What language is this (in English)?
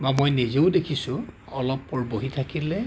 Assamese